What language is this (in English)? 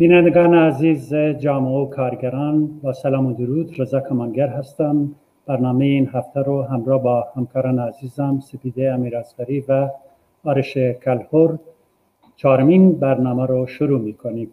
Persian